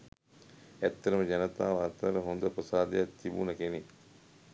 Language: Sinhala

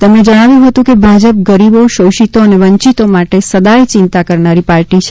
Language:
Gujarati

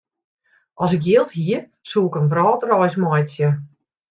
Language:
Western Frisian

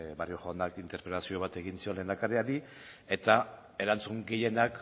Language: Basque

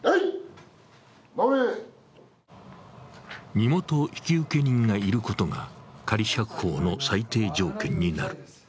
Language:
Japanese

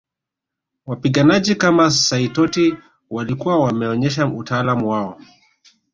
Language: Swahili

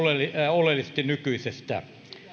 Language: Finnish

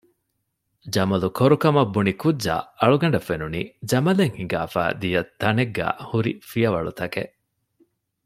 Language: Divehi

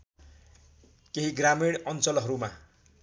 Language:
Nepali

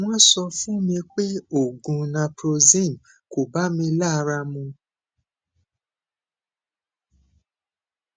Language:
Yoruba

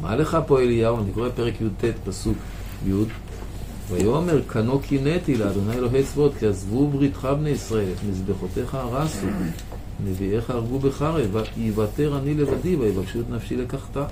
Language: Hebrew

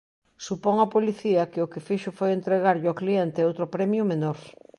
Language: Galician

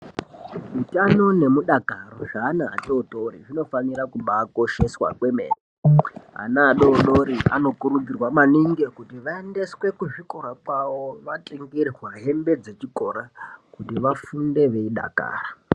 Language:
Ndau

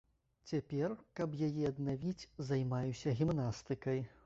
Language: Belarusian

